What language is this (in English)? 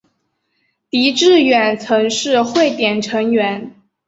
Chinese